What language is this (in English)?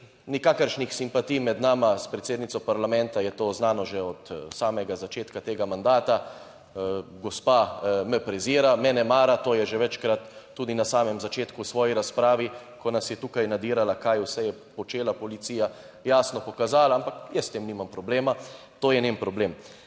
Slovenian